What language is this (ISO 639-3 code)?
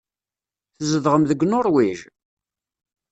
kab